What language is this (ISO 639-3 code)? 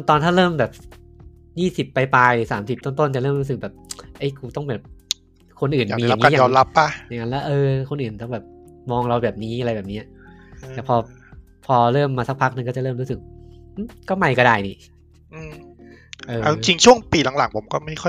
tha